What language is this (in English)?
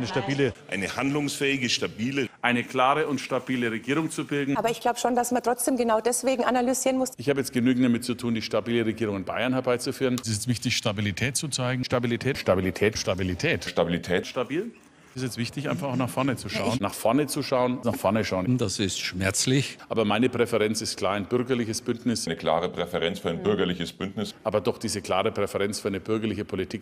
German